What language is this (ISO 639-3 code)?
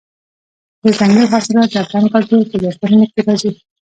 pus